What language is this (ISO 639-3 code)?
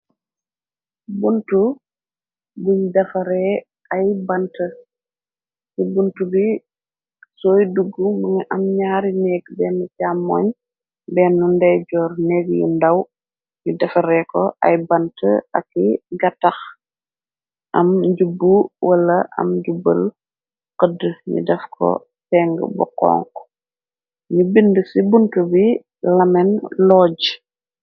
wol